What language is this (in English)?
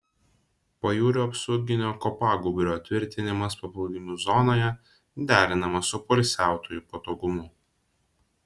Lithuanian